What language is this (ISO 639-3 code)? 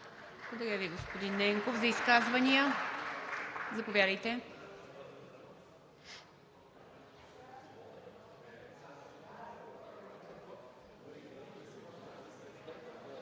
bul